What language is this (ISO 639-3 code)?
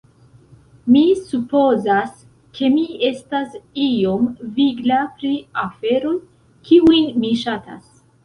epo